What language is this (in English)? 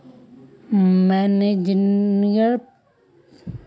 Magahi